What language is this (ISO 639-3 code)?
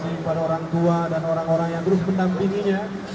ind